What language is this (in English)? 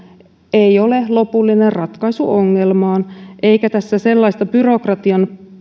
Finnish